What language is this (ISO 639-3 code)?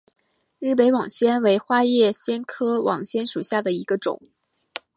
zho